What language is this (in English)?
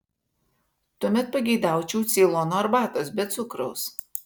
Lithuanian